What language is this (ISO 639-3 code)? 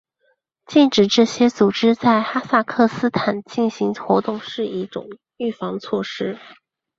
zho